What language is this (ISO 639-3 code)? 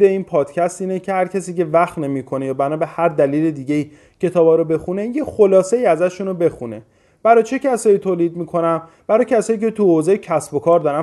fas